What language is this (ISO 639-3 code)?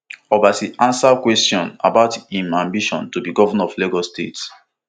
pcm